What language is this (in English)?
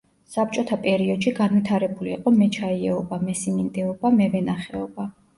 Georgian